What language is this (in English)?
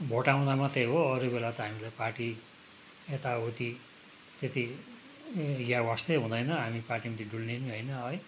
Nepali